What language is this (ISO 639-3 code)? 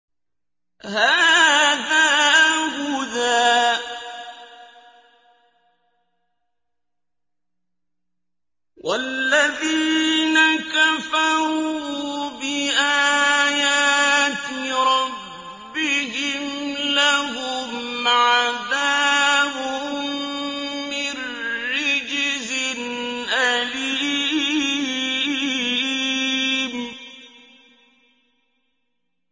ara